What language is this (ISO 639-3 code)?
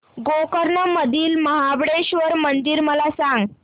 mar